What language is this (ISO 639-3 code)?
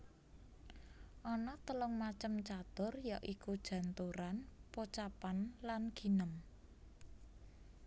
jav